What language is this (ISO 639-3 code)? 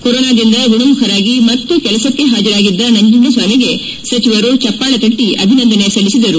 kan